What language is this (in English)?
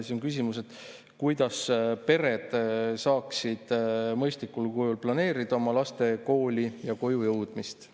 Estonian